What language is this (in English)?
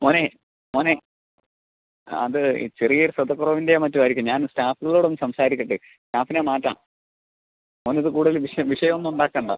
Malayalam